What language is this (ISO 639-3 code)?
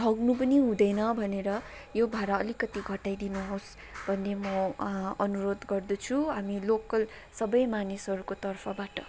nep